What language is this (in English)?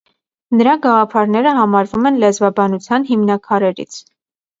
Armenian